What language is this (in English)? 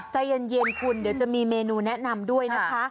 Thai